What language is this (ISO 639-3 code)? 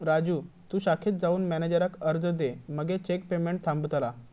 mar